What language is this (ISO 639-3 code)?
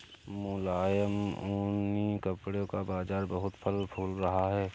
hin